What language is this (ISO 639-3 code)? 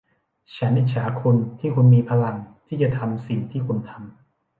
tha